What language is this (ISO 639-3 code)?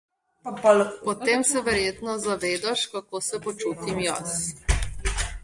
slv